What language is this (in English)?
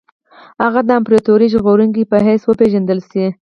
Pashto